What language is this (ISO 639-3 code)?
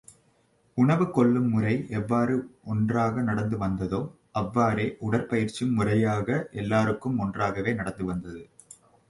tam